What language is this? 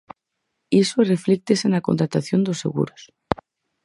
Galician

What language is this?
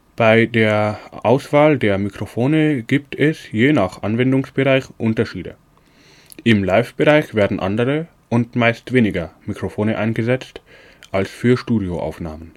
German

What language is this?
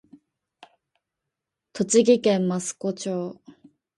Japanese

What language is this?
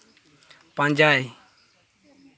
Santali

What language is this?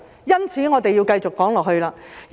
Cantonese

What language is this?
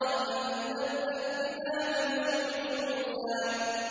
Arabic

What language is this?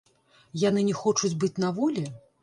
Belarusian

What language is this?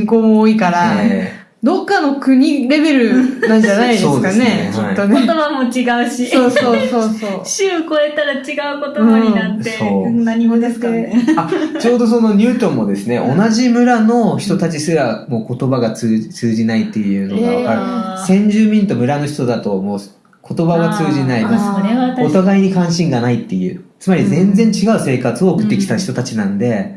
Japanese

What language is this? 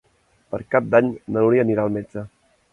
Catalan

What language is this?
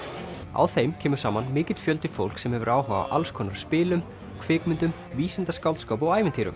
Icelandic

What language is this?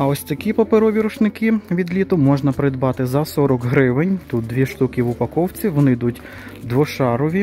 Ukrainian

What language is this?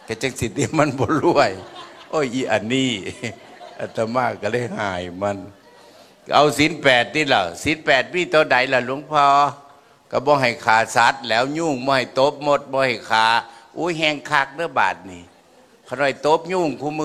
Thai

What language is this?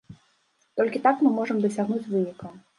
Belarusian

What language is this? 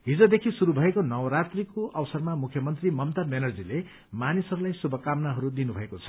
Nepali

